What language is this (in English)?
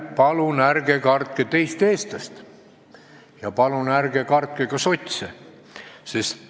Estonian